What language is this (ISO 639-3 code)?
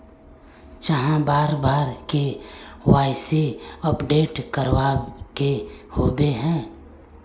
mag